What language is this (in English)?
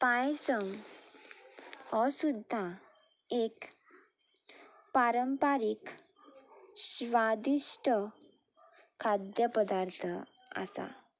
Konkani